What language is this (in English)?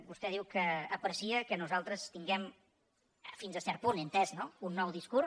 Catalan